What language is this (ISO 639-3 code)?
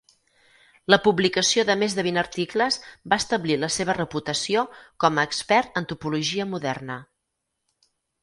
cat